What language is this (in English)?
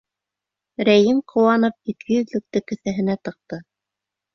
Bashkir